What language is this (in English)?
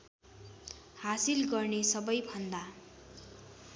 Nepali